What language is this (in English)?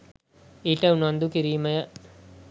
Sinhala